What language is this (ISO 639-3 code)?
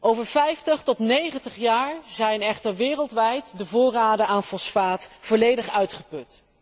nld